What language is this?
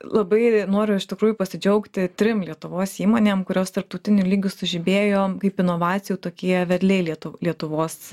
Lithuanian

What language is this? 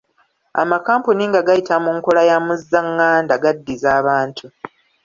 Ganda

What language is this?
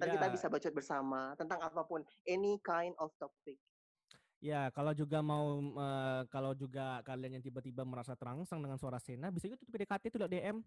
Indonesian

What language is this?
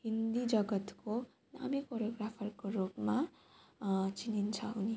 Nepali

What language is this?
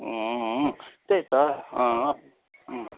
Nepali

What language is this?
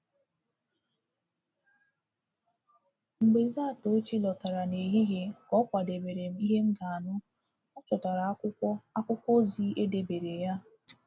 Igbo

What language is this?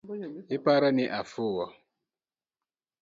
Luo (Kenya and Tanzania)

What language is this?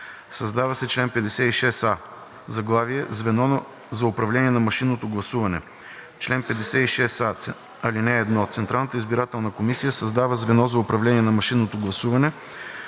Bulgarian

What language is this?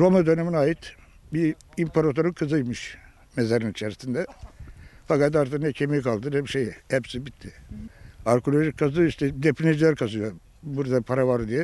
Turkish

